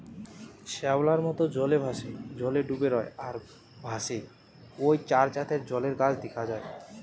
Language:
Bangla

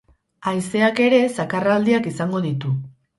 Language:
Basque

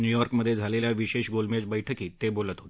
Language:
Marathi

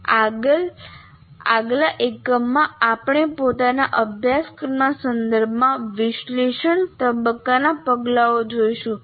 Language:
Gujarati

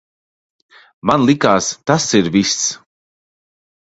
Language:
Latvian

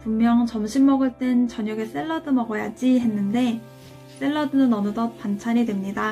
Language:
Korean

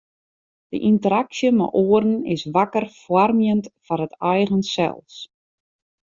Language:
Western Frisian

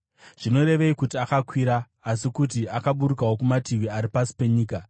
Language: Shona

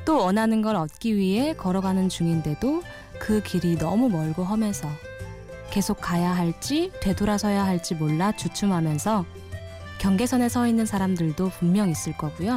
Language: Korean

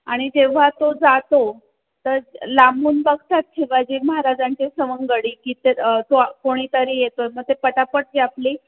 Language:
Marathi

